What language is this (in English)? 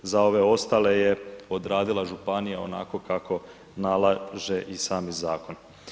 Croatian